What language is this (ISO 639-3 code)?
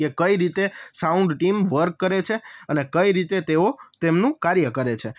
guj